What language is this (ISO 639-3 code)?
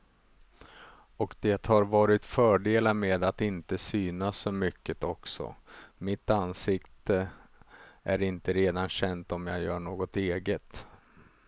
swe